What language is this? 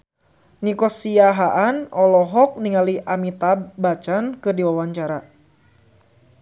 Sundanese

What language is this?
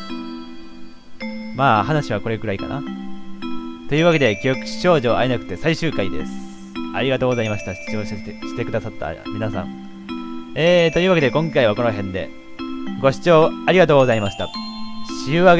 Japanese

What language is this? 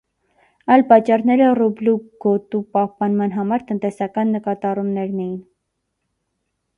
Armenian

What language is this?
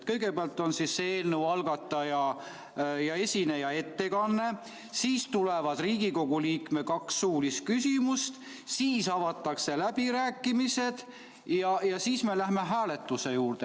Estonian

